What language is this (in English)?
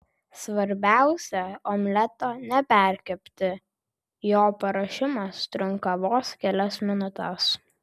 Lithuanian